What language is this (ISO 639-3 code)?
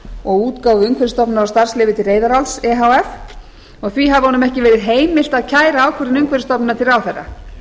isl